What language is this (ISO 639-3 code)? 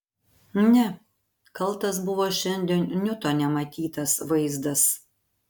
lit